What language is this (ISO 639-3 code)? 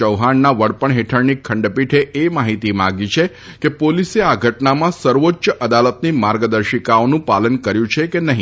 guj